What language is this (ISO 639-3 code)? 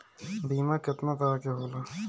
bho